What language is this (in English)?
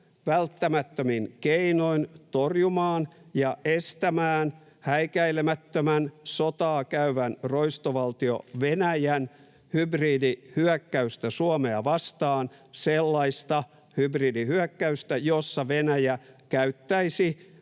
Finnish